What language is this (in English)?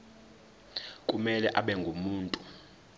Zulu